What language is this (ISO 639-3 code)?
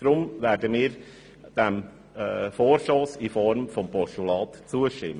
gsw